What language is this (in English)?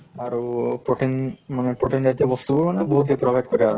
Assamese